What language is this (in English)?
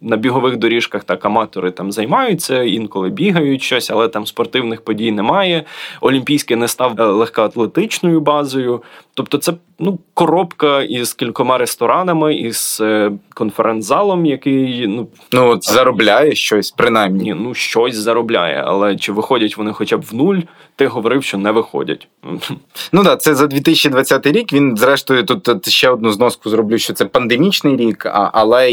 Ukrainian